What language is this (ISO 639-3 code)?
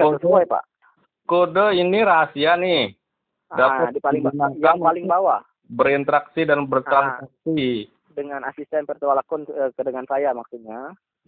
ind